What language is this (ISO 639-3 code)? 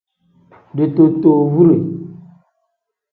kdh